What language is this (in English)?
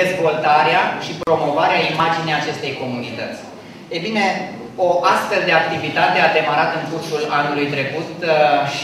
Romanian